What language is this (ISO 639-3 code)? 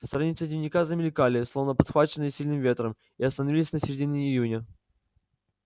rus